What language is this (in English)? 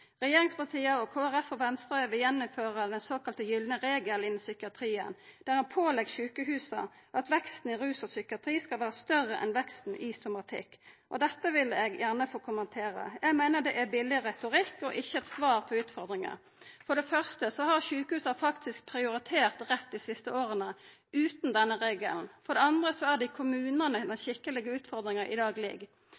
Norwegian Nynorsk